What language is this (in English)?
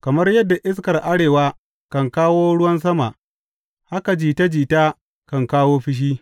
Hausa